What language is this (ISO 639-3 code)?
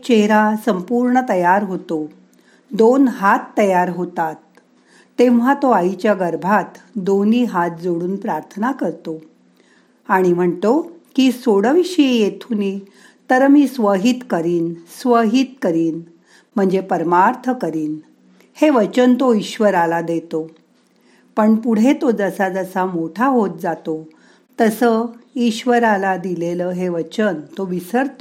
mar